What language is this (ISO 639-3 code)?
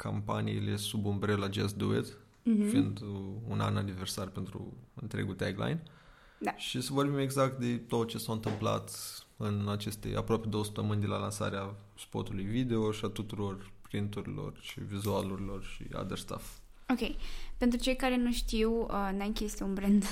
ron